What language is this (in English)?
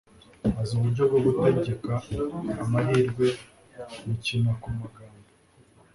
Kinyarwanda